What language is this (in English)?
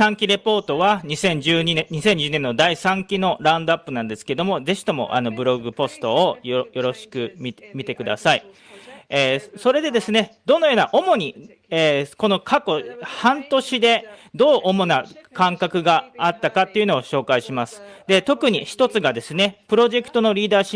Japanese